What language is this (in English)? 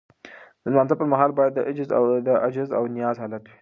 Pashto